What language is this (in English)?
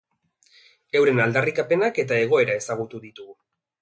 Basque